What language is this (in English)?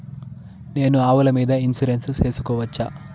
Telugu